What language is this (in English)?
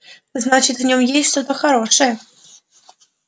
Russian